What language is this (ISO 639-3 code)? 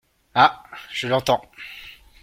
fra